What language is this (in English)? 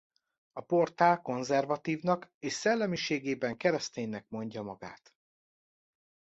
Hungarian